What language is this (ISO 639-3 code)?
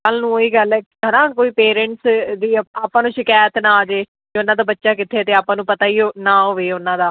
pan